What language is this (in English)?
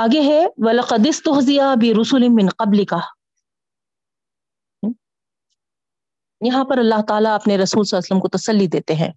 Urdu